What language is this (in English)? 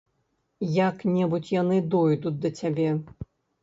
Belarusian